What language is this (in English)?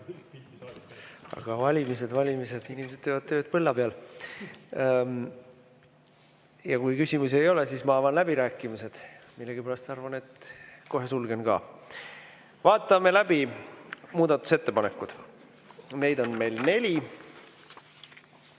Estonian